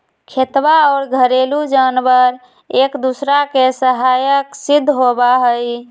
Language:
Magahi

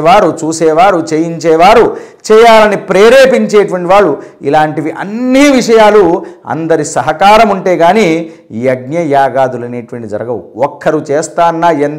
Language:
Telugu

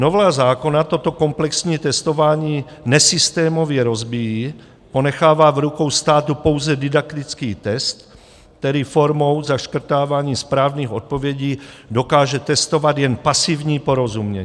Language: Czech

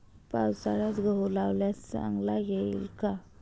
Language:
Marathi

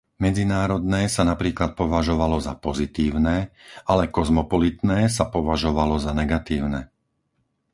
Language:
Slovak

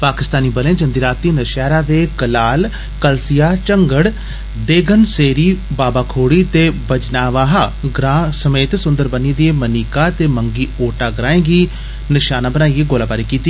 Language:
Dogri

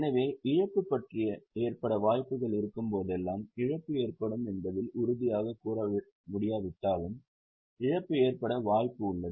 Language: Tamil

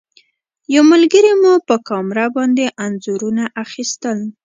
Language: Pashto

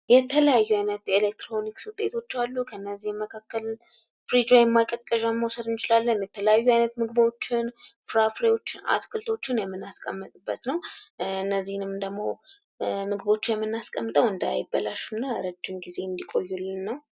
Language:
Amharic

